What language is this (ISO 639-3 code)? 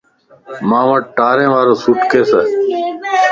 lss